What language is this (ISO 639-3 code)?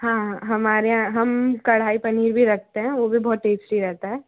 hin